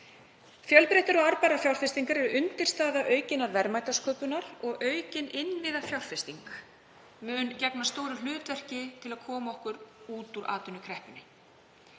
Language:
Icelandic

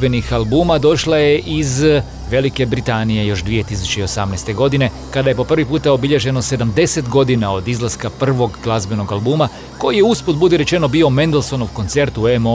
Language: Croatian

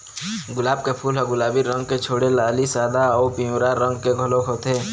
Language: Chhattisgarhi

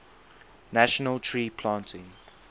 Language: English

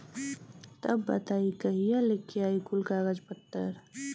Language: Bhojpuri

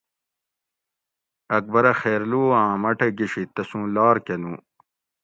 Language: Gawri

